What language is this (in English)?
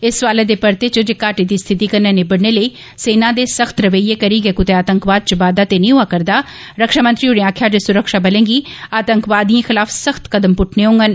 Dogri